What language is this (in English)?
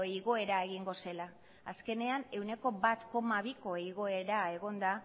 Basque